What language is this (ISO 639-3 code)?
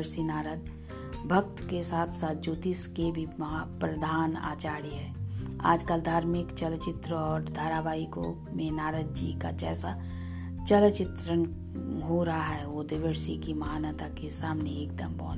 hin